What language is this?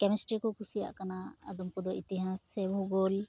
Santali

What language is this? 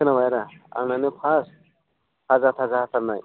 Bodo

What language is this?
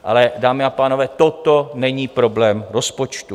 Czech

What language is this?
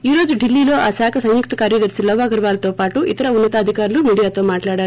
Telugu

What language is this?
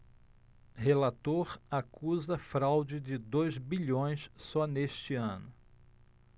Portuguese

